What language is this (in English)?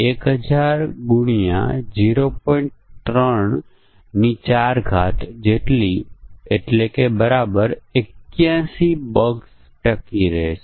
Gujarati